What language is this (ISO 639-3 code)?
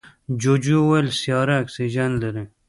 pus